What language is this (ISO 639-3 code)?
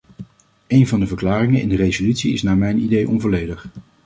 nld